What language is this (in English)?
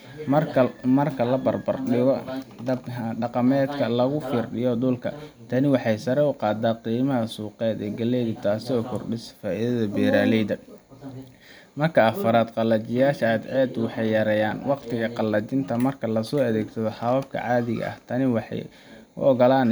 Somali